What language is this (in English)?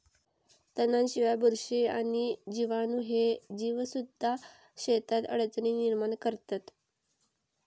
Marathi